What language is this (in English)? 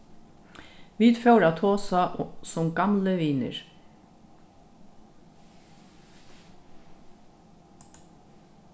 Faroese